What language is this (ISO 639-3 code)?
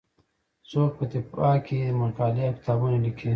pus